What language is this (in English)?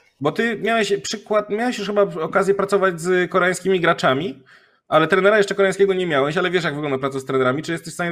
Polish